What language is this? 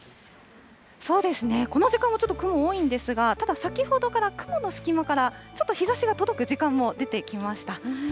Japanese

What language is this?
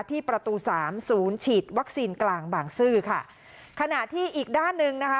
Thai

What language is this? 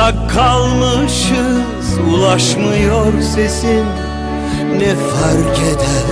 Turkish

